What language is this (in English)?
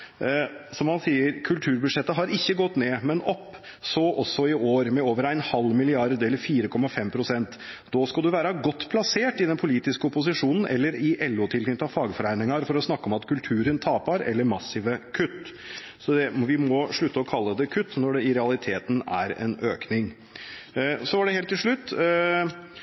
Norwegian Bokmål